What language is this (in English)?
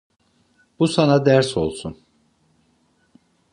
Turkish